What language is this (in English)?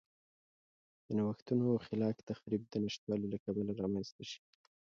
Pashto